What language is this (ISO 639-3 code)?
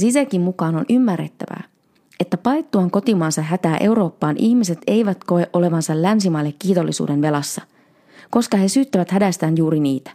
fin